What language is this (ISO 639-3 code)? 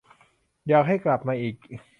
tha